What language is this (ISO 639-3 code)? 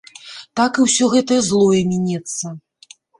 bel